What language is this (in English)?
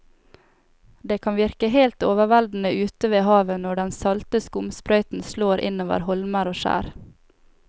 Norwegian